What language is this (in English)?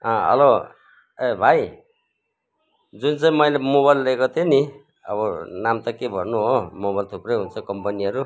Nepali